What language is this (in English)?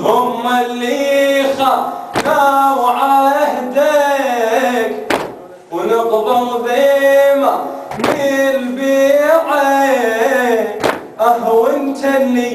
Arabic